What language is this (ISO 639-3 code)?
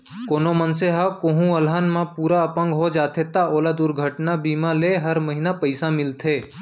hne